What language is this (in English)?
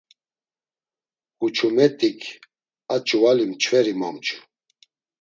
Laz